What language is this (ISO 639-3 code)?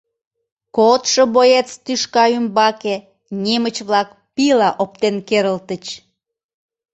chm